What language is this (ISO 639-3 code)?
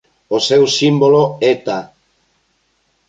glg